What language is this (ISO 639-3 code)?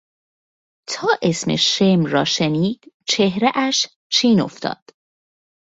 fas